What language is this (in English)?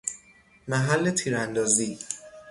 Persian